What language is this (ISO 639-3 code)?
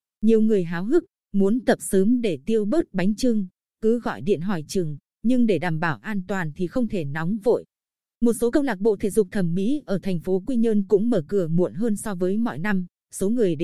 vie